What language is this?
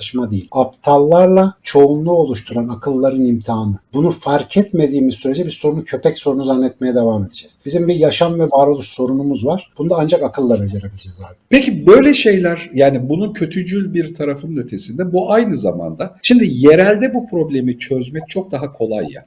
Turkish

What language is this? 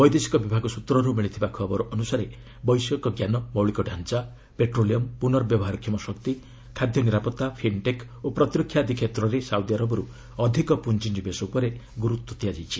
Odia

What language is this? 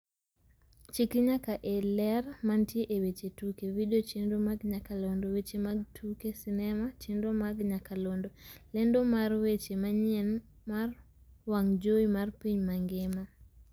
Luo (Kenya and Tanzania)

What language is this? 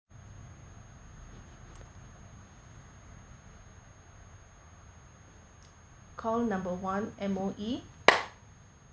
English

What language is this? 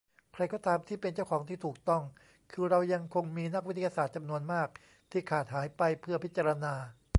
Thai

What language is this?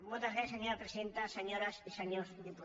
Catalan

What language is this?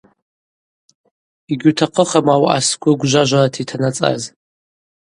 Abaza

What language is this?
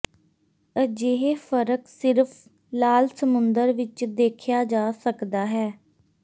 Punjabi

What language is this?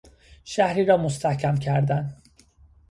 Persian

